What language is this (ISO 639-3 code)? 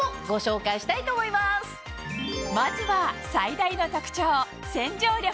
jpn